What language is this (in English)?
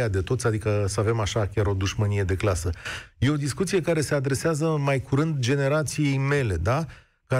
Romanian